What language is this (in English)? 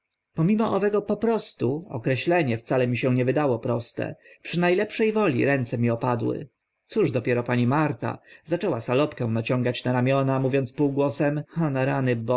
Polish